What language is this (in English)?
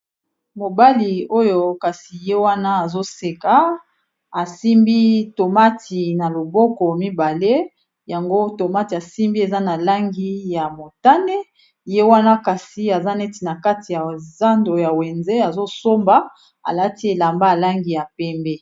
Lingala